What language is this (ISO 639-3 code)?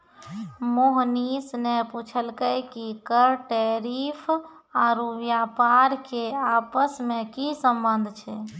mai